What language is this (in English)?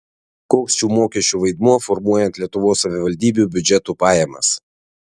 Lithuanian